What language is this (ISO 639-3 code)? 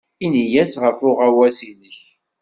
kab